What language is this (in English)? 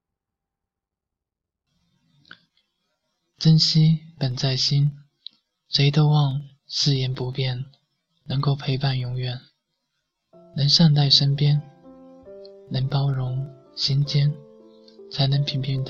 Chinese